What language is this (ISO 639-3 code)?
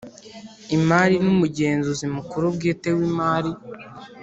kin